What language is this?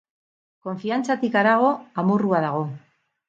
Basque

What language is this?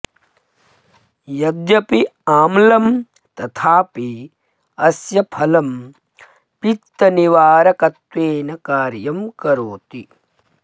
Sanskrit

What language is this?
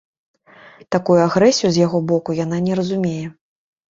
Belarusian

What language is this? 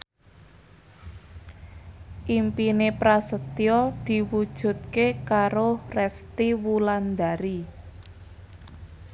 Javanese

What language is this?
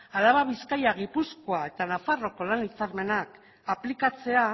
Basque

